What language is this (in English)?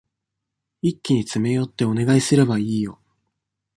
Japanese